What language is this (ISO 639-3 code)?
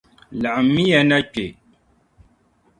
dag